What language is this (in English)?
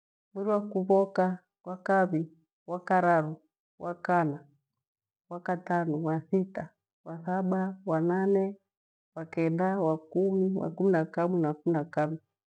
Gweno